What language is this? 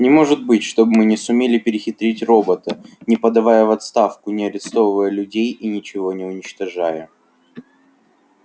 Russian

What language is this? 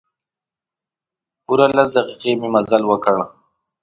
Pashto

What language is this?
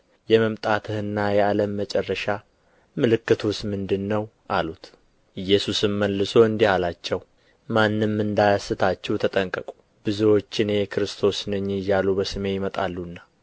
Amharic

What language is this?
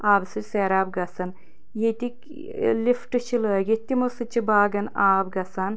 Kashmiri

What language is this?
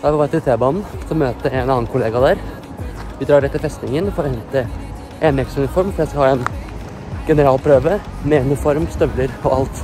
Norwegian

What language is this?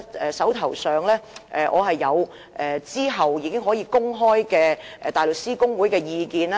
Cantonese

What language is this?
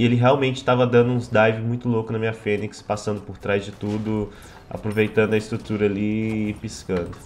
Portuguese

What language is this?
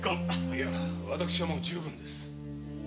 Japanese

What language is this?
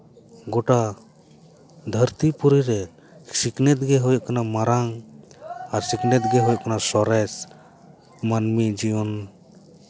Santali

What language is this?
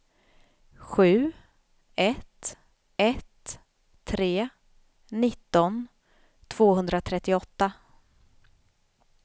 Swedish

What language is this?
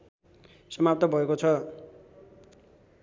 Nepali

